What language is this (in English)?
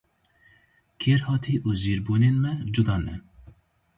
Kurdish